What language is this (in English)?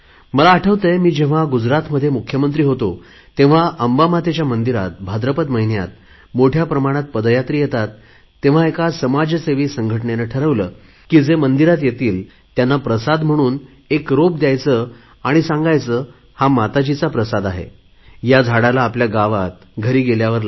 Marathi